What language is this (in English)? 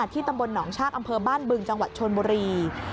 Thai